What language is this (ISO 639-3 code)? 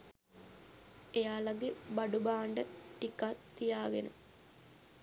sin